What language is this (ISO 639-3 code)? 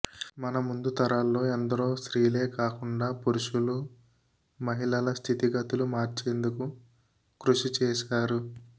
tel